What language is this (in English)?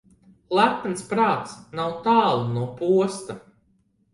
Latvian